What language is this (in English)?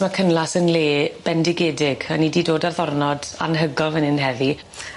Welsh